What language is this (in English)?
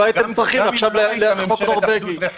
Hebrew